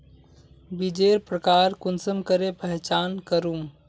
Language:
Magahi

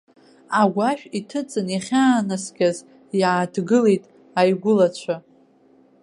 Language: Abkhazian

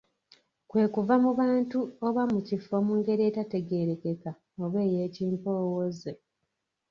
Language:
Ganda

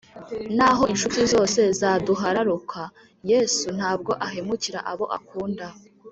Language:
Kinyarwanda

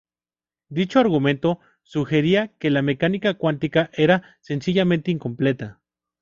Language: Spanish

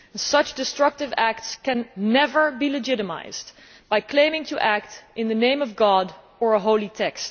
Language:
English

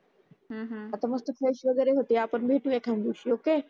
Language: Marathi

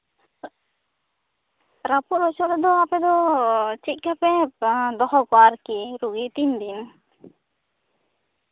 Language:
Santali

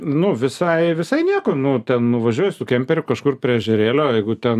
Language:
Lithuanian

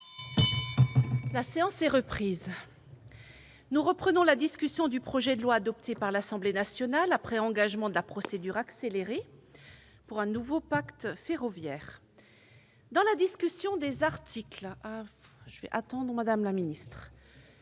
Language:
French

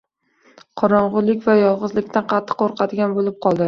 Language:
Uzbek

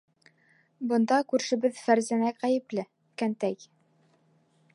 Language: Bashkir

